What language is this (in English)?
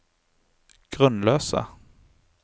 Norwegian